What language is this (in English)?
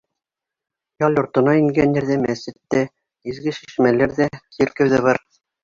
Bashkir